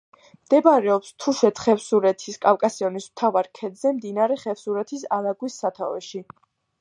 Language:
Georgian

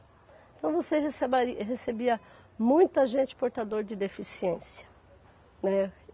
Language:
Portuguese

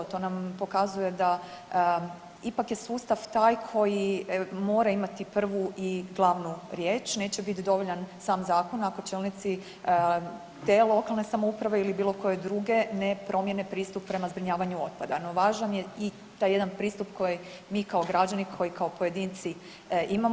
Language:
Croatian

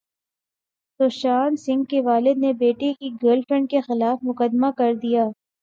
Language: Urdu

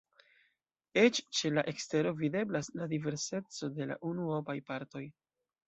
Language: Esperanto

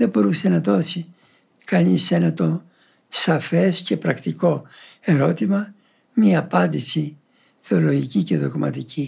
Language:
Greek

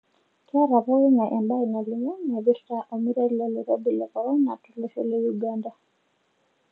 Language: Masai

